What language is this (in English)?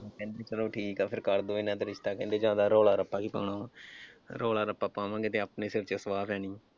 Punjabi